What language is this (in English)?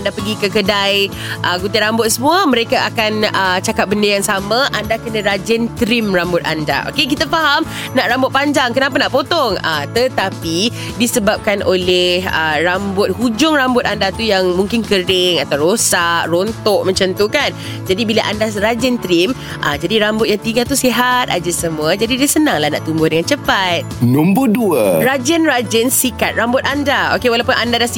Malay